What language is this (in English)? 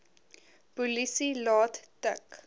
Afrikaans